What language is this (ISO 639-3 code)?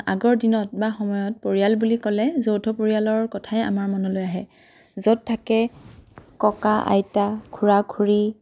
asm